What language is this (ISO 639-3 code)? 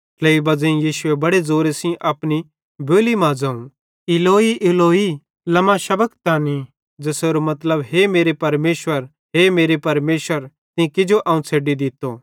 bhd